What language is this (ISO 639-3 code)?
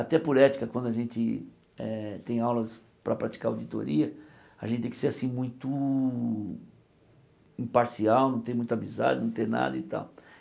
por